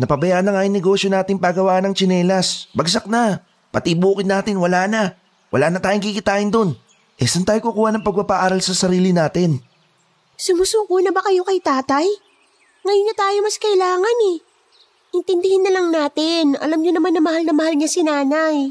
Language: Filipino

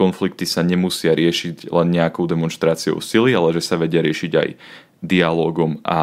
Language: Slovak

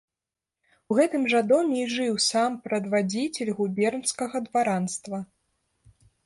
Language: Belarusian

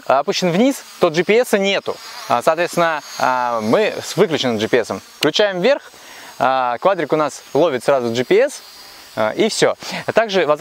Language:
Russian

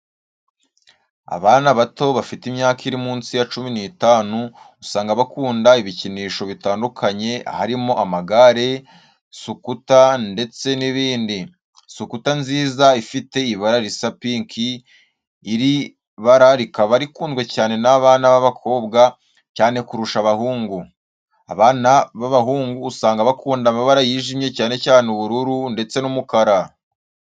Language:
Kinyarwanda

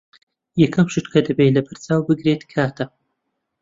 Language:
Central Kurdish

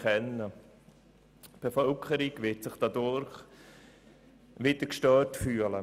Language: Swiss German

